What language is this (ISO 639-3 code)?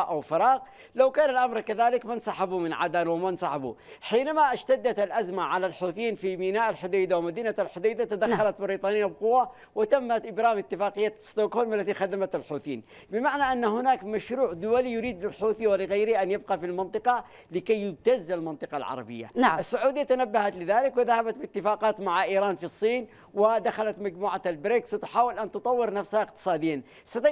ara